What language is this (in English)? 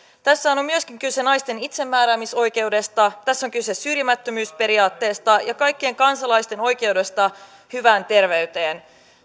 Finnish